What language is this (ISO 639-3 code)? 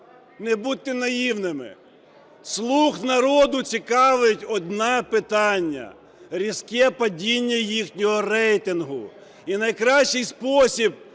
ukr